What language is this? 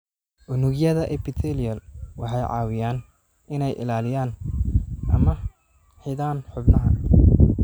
Somali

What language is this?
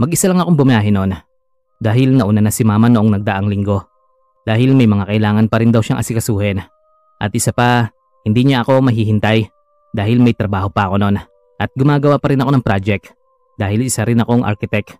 Filipino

